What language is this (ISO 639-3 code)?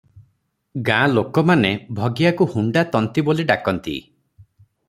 ori